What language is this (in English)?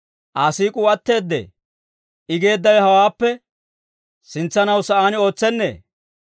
Dawro